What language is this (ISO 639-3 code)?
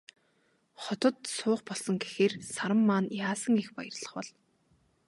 mon